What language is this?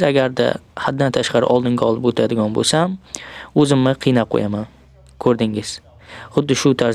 Turkish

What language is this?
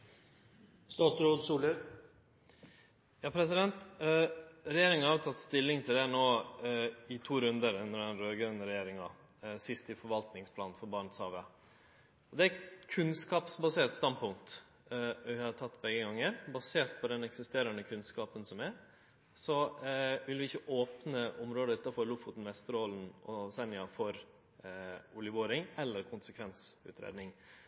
Norwegian Nynorsk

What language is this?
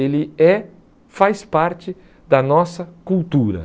Portuguese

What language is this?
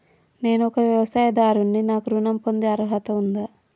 Telugu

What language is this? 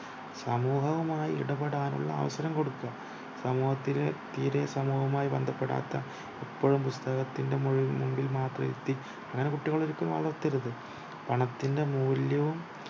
Malayalam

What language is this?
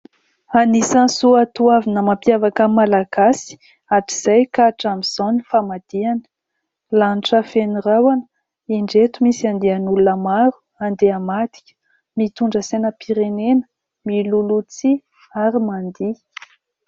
Malagasy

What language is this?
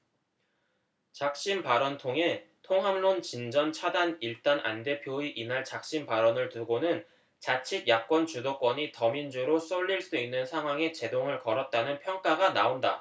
Korean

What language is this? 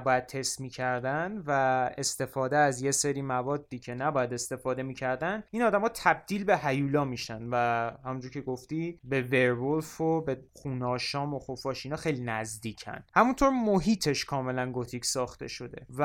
Persian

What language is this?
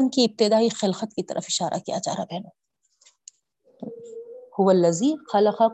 Urdu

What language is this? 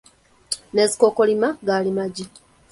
Ganda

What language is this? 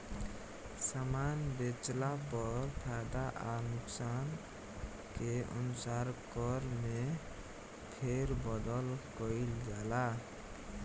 Bhojpuri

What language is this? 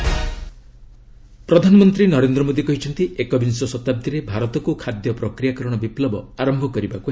Odia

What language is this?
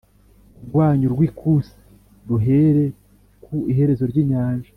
Kinyarwanda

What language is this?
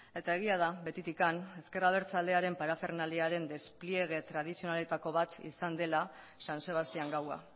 Basque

